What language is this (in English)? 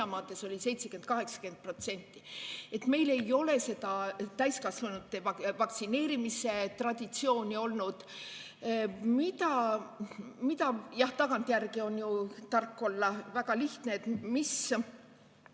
Estonian